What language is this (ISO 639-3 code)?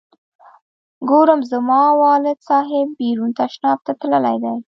pus